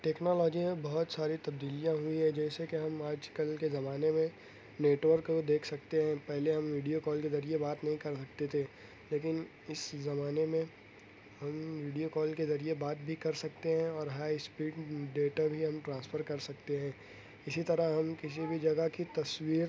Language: Urdu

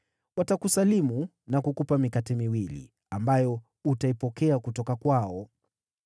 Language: Swahili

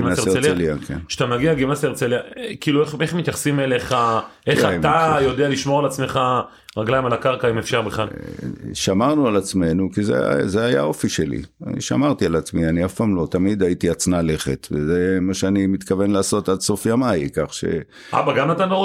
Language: Hebrew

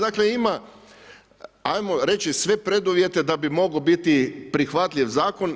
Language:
Croatian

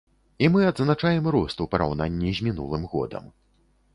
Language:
Belarusian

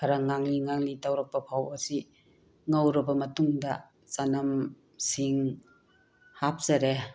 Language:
Manipuri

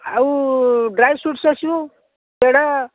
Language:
Odia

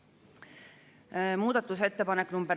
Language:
Estonian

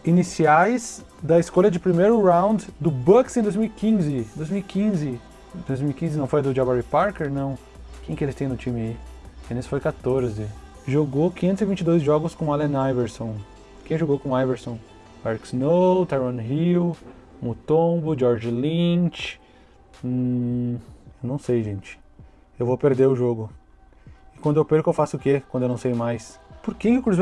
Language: Portuguese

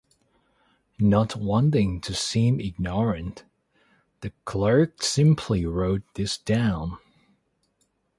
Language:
English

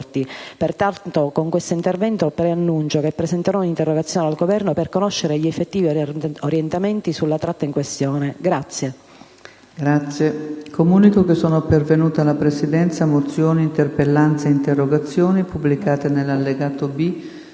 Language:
Italian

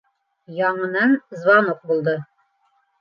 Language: Bashkir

